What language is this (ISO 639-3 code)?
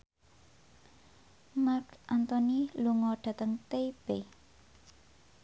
jav